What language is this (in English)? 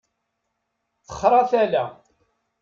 Kabyle